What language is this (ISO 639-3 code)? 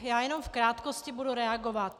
ces